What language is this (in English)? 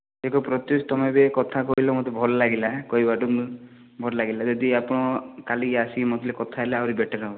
Odia